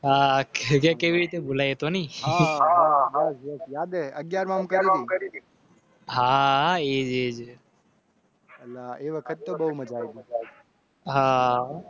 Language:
Gujarati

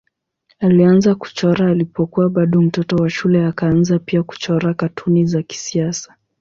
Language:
Swahili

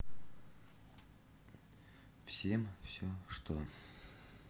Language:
Russian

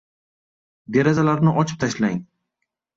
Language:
Uzbek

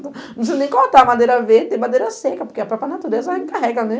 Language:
Portuguese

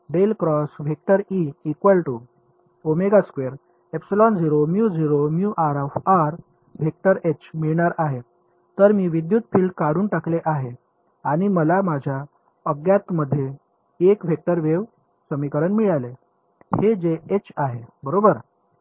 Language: Marathi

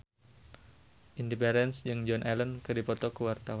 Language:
Sundanese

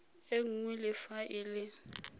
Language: Tswana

